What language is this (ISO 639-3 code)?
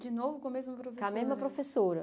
por